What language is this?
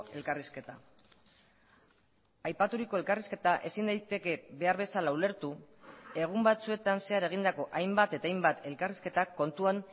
Basque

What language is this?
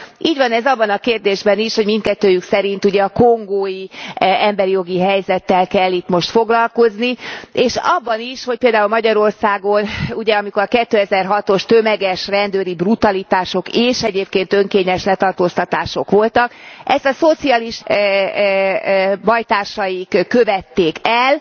Hungarian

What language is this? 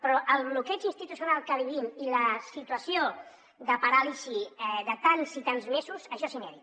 Catalan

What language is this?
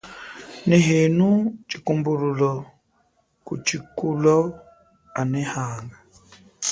Chokwe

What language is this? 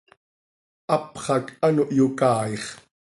Seri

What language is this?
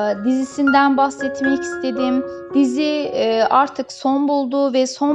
Turkish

